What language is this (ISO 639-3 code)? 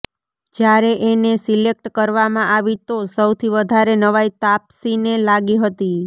guj